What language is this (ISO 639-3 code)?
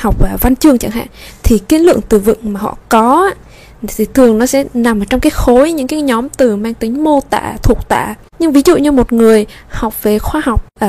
vie